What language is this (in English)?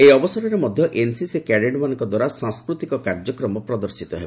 Odia